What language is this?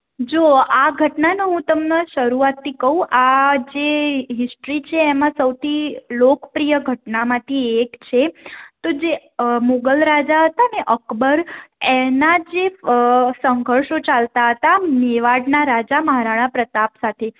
Gujarati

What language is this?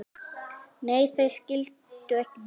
Icelandic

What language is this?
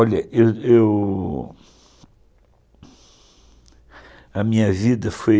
Portuguese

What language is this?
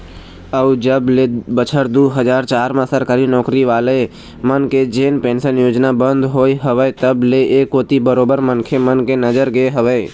Chhattisgarhi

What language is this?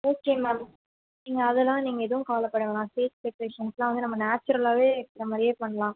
Tamil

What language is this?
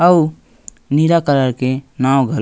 Chhattisgarhi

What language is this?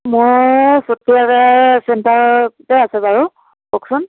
Assamese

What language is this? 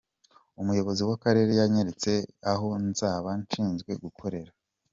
Kinyarwanda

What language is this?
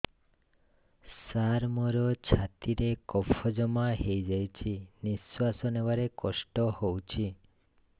Odia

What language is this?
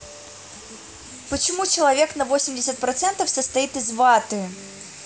Russian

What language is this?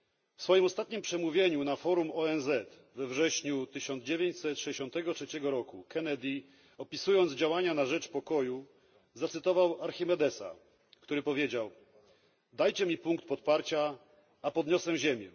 Polish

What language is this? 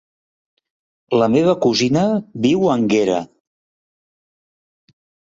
Catalan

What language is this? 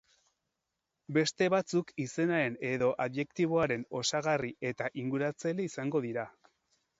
Basque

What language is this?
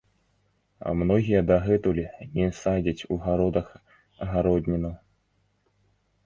Belarusian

